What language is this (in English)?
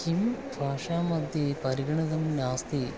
Sanskrit